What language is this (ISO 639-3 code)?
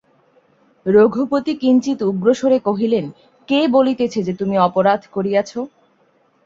ben